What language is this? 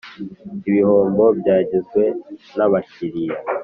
Kinyarwanda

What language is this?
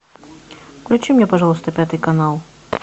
Russian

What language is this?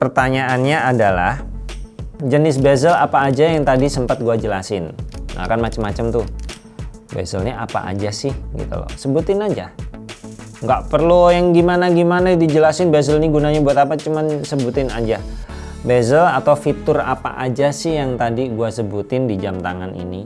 Indonesian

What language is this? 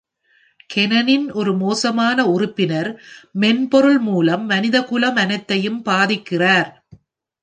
Tamil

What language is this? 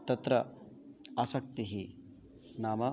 Sanskrit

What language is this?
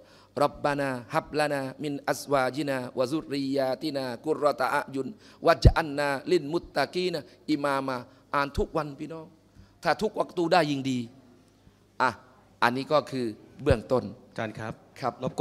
Thai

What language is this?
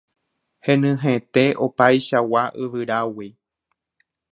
Guarani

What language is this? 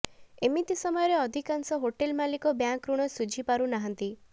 Odia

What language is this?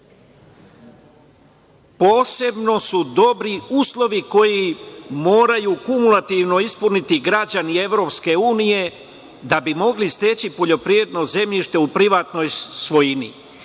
Serbian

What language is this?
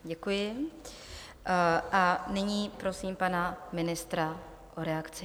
Czech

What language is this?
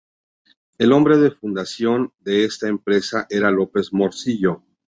Spanish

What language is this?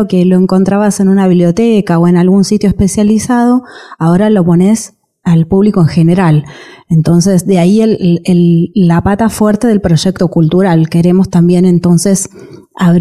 Spanish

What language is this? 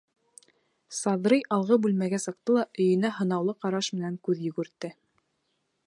Bashkir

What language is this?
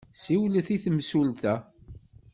Kabyle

